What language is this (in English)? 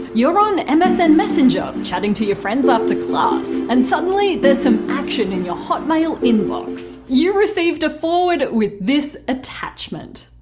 English